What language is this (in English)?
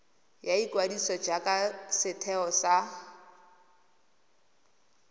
Tswana